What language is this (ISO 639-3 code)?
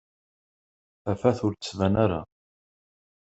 kab